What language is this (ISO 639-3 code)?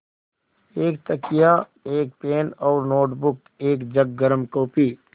hin